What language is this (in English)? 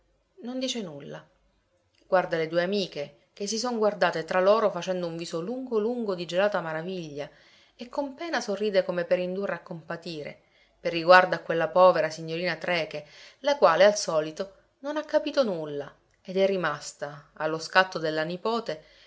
Italian